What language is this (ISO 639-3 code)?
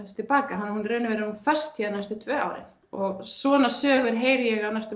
isl